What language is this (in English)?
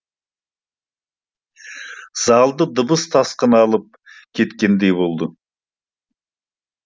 Kazakh